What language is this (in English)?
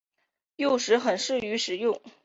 Chinese